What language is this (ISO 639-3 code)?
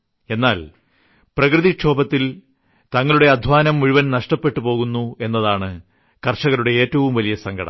mal